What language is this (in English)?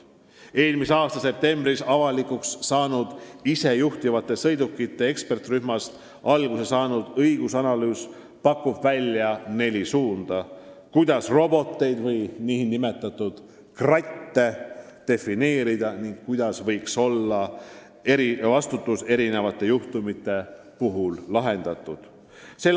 Estonian